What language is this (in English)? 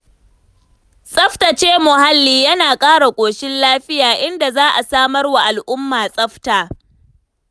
Hausa